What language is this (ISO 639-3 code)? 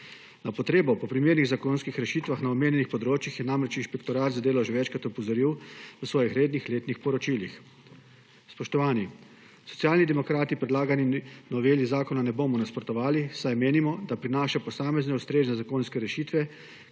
slv